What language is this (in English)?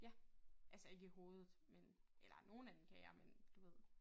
Danish